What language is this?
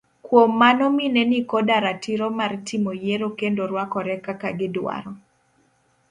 Luo (Kenya and Tanzania)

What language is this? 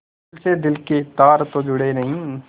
Hindi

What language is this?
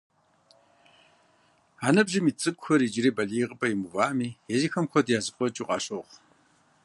Kabardian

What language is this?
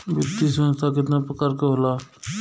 Bhojpuri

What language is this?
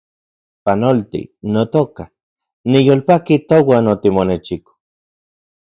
Central Puebla Nahuatl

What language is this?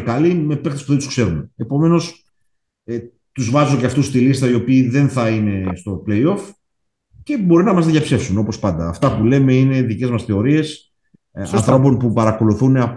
Greek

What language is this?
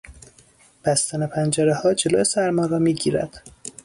Persian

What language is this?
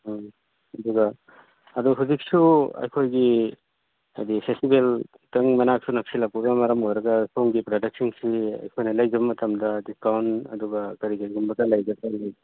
Manipuri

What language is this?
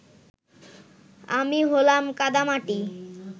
Bangla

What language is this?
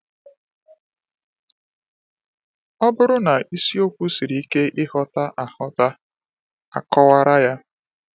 Igbo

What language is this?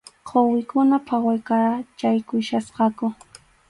Arequipa-La Unión Quechua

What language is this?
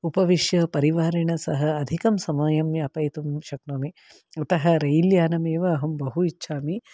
Sanskrit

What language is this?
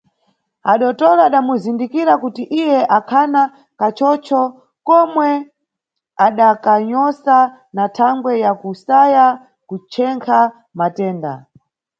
Nyungwe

